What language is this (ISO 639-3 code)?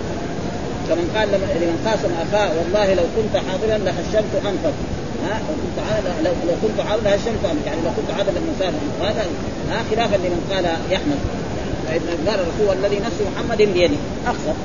ara